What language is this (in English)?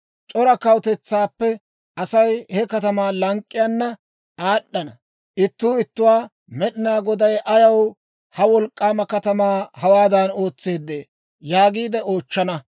Dawro